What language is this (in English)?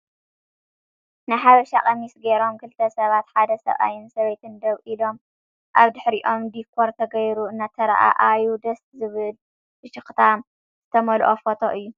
Tigrinya